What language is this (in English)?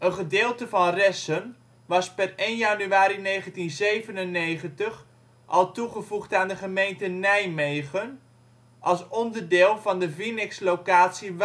Dutch